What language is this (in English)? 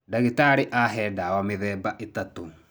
Kikuyu